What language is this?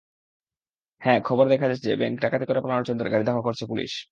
Bangla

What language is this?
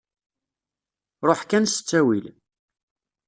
Kabyle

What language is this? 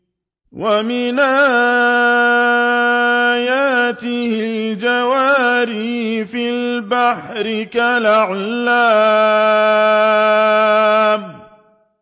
Arabic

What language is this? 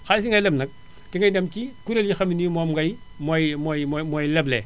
Wolof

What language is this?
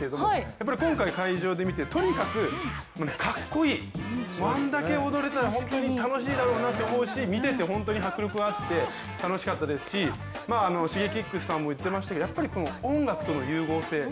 Japanese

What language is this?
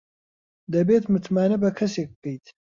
Central Kurdish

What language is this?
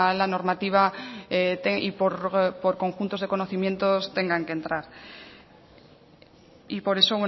Spanish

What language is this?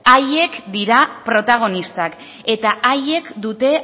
Basque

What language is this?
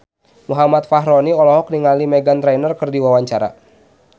Sundanese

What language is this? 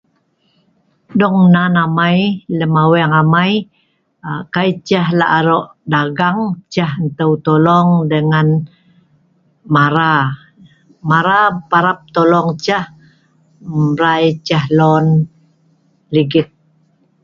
Sa'ban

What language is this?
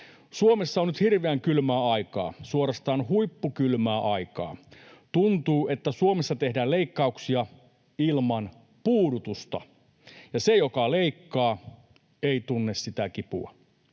Finnish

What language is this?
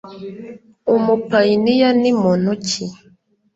Kinyarwanda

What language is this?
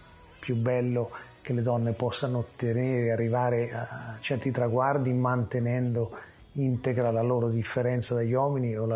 Italian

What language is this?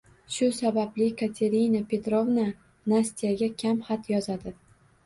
Uzbek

